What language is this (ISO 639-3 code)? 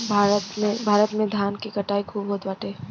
bho